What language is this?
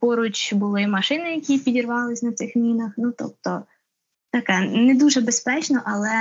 Ukrainian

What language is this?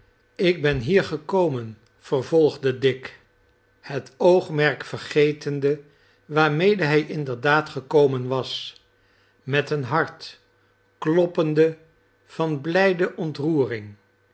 Dutch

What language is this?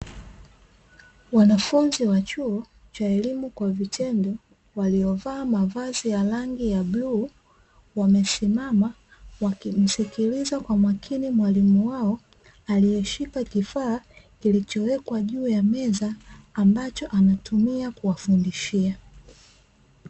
Swahili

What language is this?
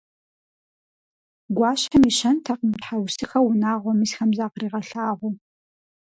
Kabardian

